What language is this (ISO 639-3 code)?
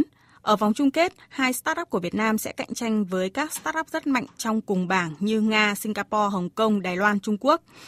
vie